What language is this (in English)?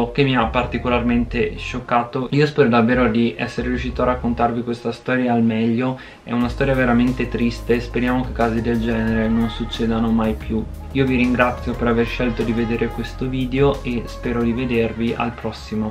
Italian